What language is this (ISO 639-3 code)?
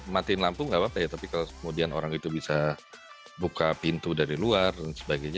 ind